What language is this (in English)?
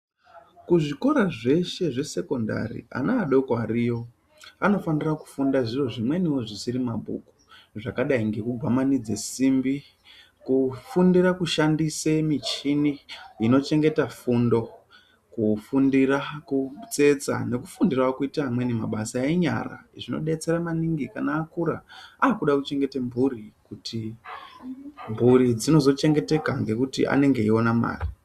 Ndau